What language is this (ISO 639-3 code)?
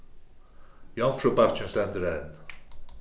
fao